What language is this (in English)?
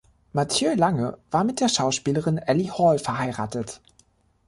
German